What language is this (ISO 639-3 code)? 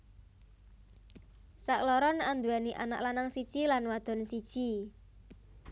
jav